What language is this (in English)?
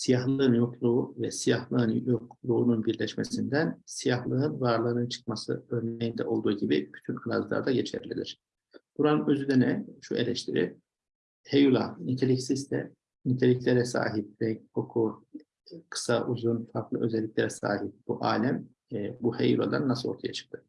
Turkish